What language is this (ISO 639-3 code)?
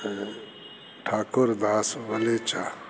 snd